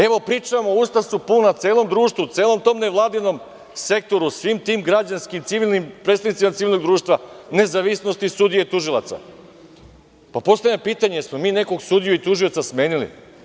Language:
Serbian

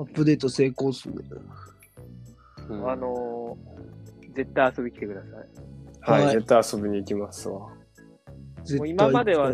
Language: Japanese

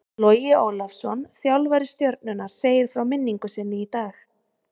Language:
Icelandic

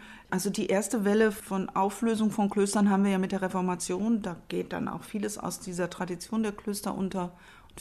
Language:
German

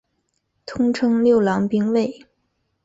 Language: Chinese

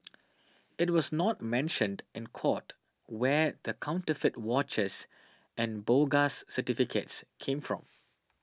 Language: English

